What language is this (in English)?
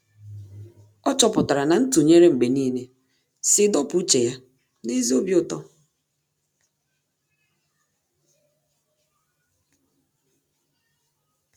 Igbo